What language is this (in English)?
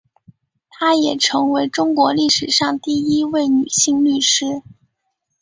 Chinese